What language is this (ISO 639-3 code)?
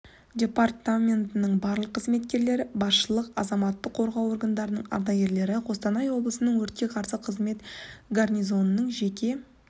kaz